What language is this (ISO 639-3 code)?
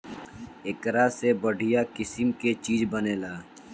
bho